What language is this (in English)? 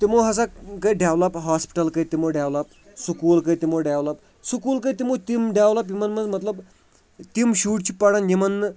Kashmiri